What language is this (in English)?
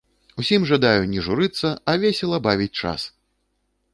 Belarusian